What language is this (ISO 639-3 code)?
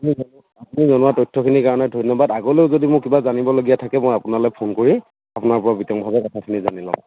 asm